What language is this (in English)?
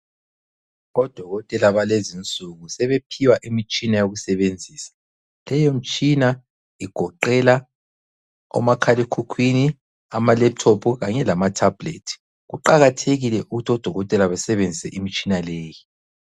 North Ndebele